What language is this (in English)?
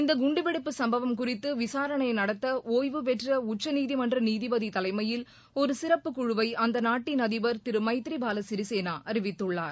Tamil